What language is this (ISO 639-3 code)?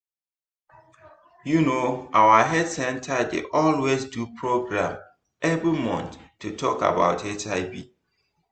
pcm